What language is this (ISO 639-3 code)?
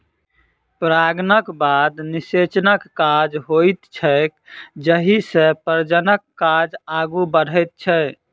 mai